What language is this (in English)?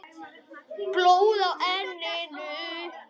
Icelandic